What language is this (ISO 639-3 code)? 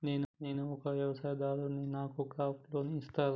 tel